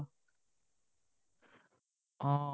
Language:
Assamese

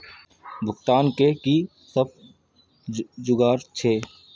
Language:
Maithili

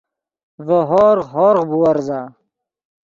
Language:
Yidgha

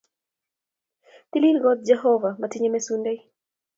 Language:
Kalenjin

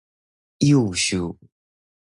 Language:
Min Nan Chinese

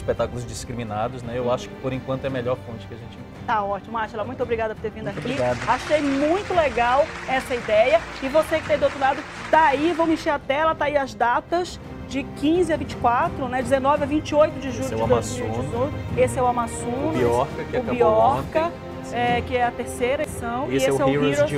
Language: Portuguese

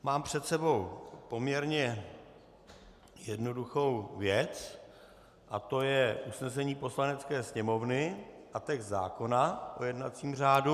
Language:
Czech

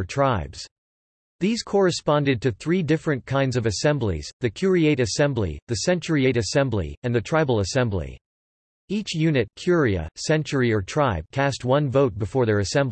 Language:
English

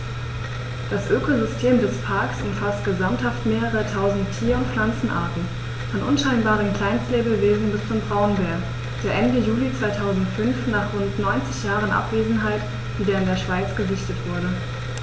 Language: German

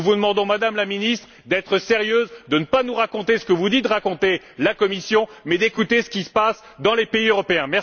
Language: French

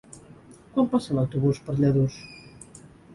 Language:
Catalan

